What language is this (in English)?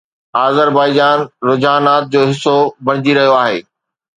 Sindhi